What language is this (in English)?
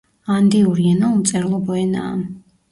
Georgian